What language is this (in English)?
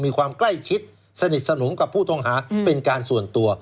Thai